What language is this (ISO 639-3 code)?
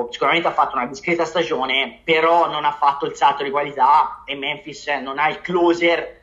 ita